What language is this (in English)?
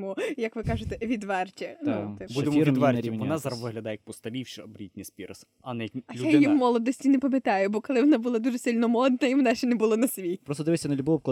Ukrainian